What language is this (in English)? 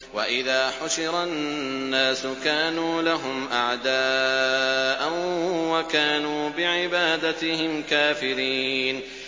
Arabic